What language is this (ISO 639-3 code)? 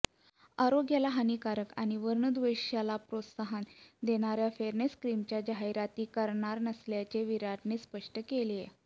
mar